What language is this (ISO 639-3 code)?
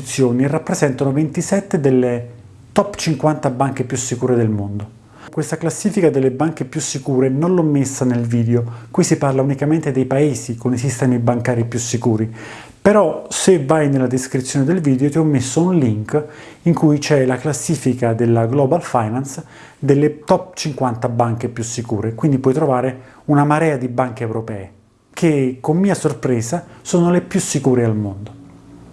ita